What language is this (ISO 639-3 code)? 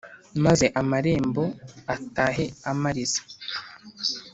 kin